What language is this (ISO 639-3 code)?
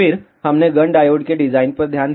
hin